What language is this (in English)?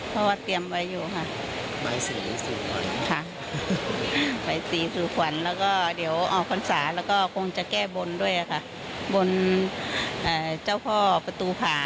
Thai